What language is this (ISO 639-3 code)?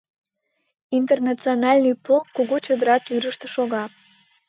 chm